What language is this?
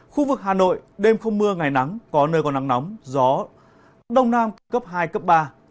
Vietnamese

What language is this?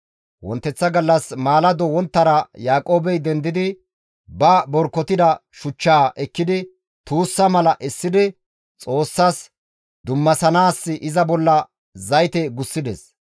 Gamo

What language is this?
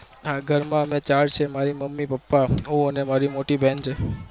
Gujarati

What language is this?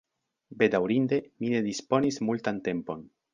Esperanto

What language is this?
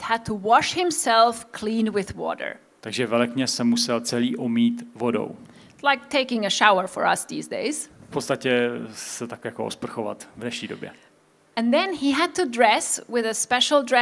Czech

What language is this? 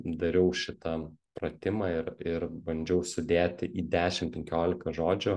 Lithuanian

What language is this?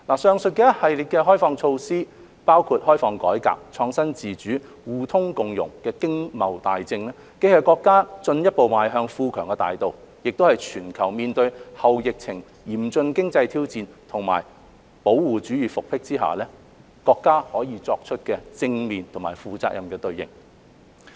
Cantonese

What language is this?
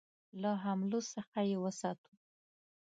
Pashto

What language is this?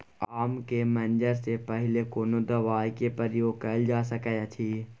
Maithili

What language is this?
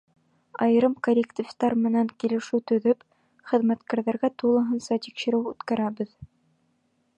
Bashkir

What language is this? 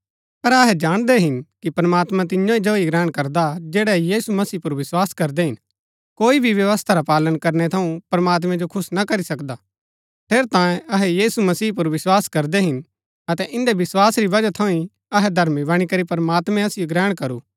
Gaddi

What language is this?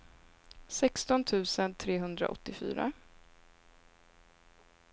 Swedish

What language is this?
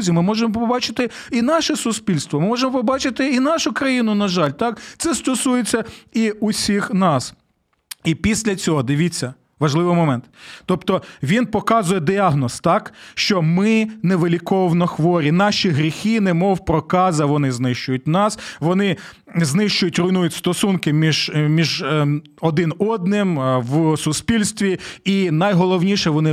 Ukrainian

